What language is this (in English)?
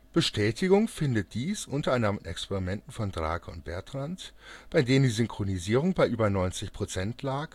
German